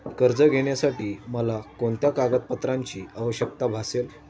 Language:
Marathi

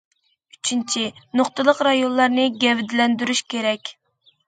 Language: Uyghur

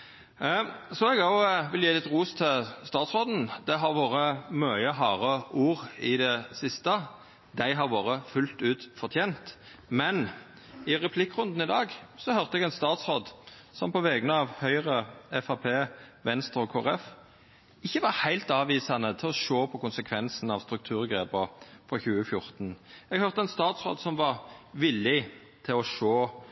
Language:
Norwegian Nynorsk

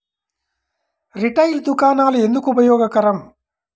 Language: Telugu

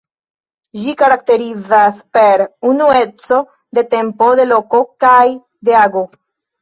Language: Esperanto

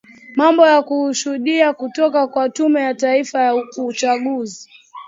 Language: Swahili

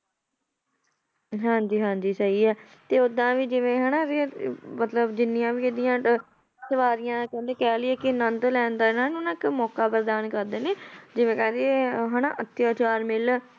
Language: Punjabi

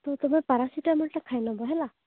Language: Odia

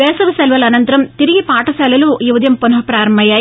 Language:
Telugu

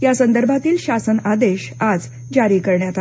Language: Marathi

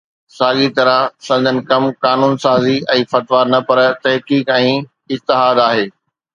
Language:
Sindhi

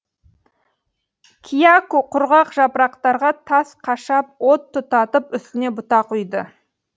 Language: Kazakh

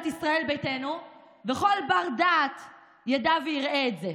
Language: Hebrew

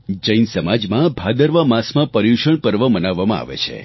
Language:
Gujarati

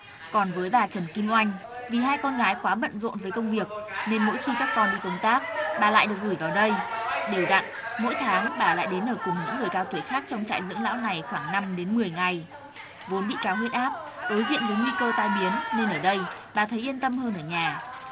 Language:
Vietnamese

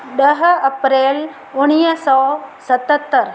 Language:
Sindhi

